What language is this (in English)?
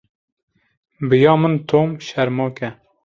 Kurdish